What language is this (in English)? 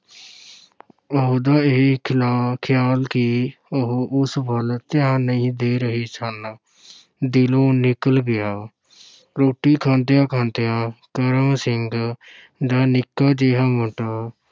Punjabi